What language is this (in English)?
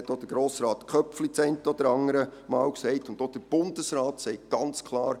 Swiss German